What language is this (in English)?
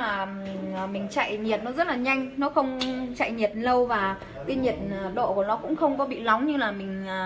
Vietnamese